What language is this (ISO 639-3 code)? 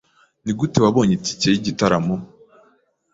kin